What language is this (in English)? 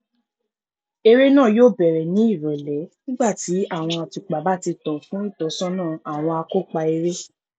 Yoruba